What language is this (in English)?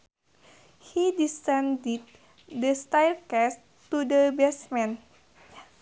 Sundanese